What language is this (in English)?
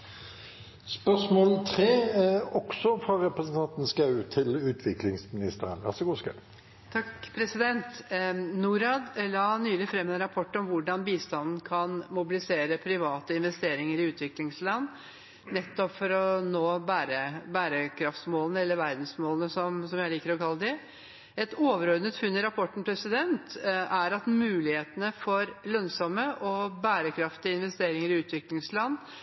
Norwegian Bokmål